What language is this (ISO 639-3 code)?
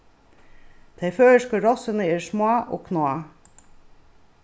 fao